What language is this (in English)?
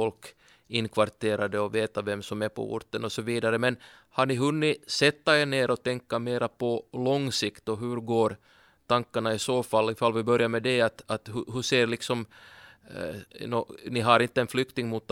Swedish